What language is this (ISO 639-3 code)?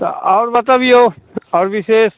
mai